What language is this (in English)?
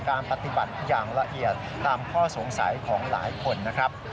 Thai